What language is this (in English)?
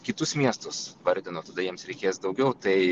Lithuanian